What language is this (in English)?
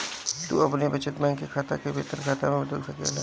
Bhojpuri